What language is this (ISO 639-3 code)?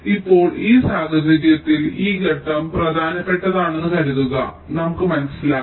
mal